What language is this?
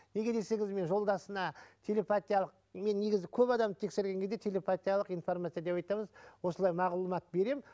Kazakh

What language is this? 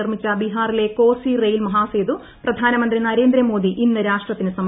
Malayalam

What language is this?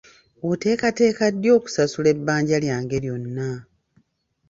Ganda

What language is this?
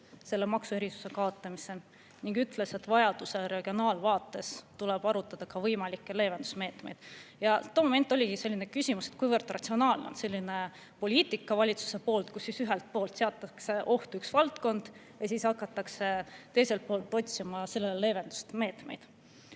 Estonian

